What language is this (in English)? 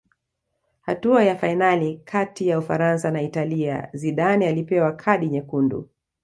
Swahili